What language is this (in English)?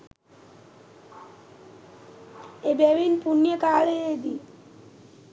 Sinhala